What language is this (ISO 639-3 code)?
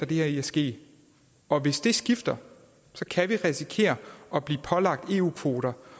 dan